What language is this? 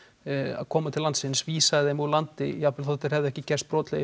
Icelandic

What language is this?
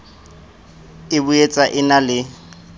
Southern Sotho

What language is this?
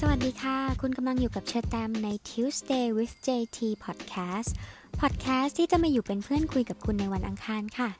Thai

